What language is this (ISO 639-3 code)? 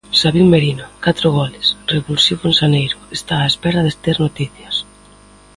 glg